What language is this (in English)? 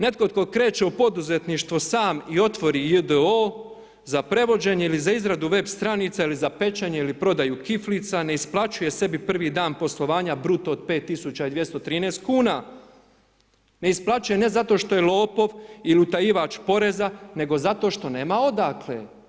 Croatian